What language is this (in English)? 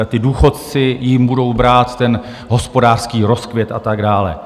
Czech